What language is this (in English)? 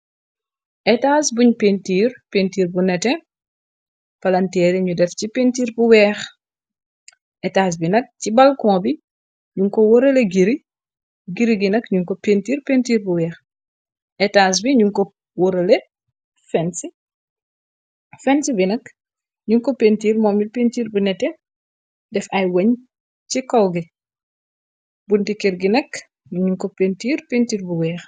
Wolof